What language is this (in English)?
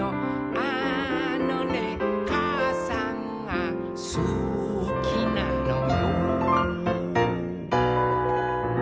Japanese